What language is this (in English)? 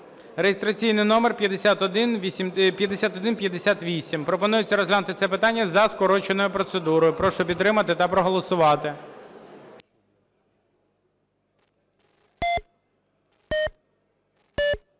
Ukrainian